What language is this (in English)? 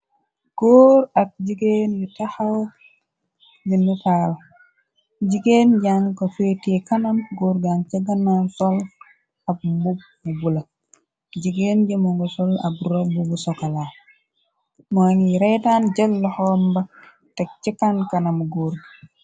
Wolof